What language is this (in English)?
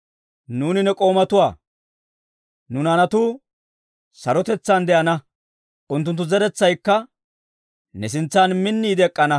Dawro